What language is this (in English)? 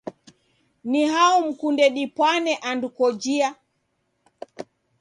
Taita